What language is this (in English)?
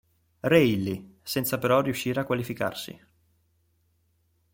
Italian